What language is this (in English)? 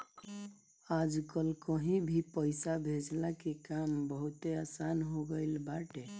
Bhojpuri